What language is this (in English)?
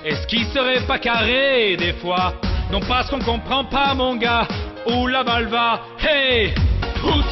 French